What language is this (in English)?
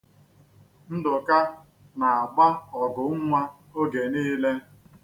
Igbo